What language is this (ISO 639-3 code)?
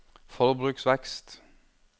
nor